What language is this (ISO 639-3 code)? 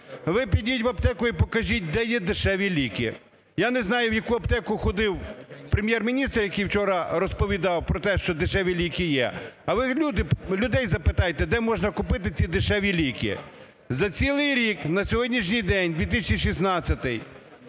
ukr